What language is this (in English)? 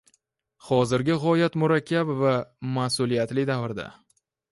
Uzbek